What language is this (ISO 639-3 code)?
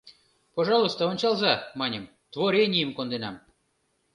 chm